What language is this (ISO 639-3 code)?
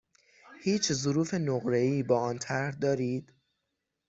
fas